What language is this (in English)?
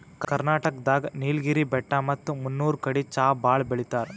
Kannada